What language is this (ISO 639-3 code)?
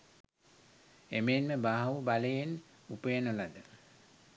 sin